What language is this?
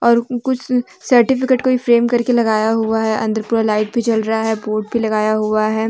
Hindi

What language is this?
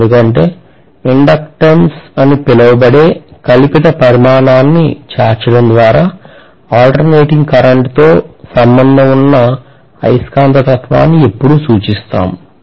Telugu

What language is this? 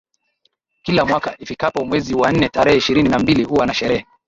Swahili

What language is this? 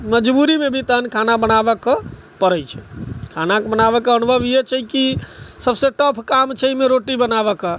Maithili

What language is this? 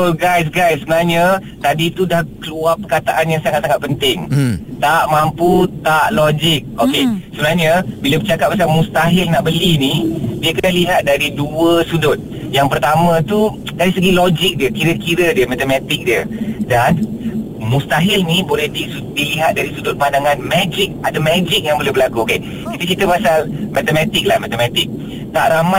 Malay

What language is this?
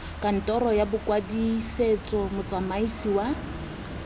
Tswana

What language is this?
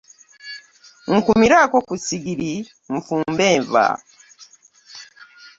Ganda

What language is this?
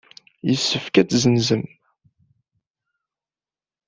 Kabyle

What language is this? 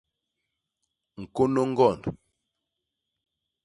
Basaa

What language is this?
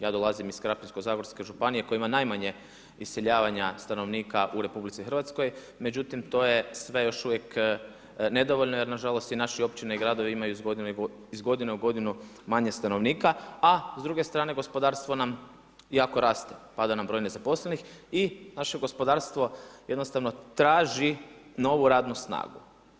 Croatian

